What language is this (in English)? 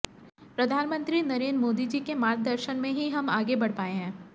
Hindi